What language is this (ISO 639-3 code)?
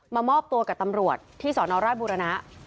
tha